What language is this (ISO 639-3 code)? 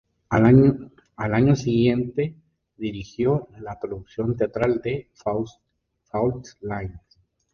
spa